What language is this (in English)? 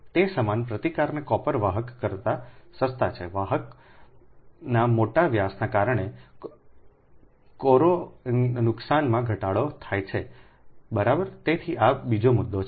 Gujarati